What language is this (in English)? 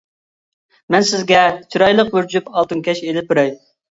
Uyghur